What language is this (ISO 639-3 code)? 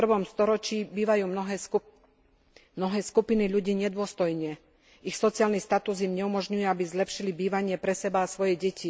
slk